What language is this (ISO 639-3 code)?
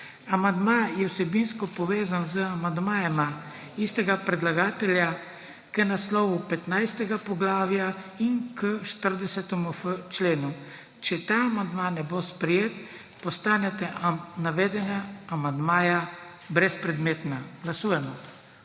slv